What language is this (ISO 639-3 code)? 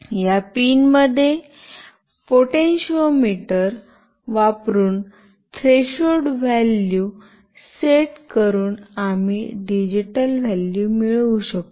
mar